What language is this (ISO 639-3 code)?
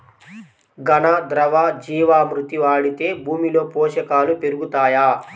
tel